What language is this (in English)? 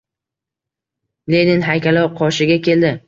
Uzbek